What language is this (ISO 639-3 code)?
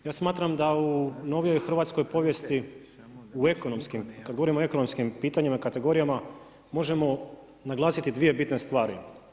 hrv